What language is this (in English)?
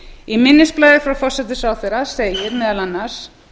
Icelandic